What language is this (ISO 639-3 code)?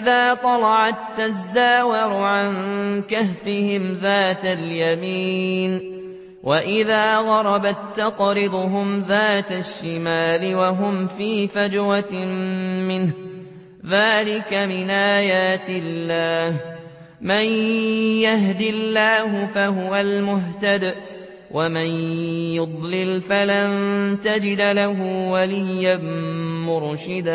ara